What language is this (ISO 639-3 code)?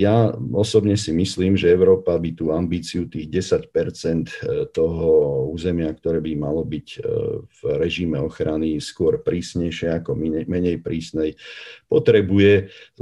slk